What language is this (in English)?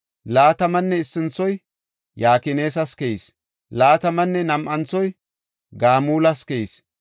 Gofa